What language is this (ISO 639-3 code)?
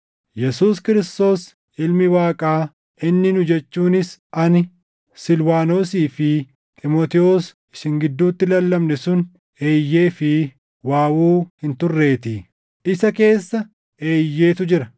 orm